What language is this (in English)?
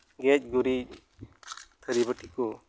Santali